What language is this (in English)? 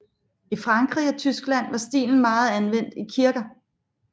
Danish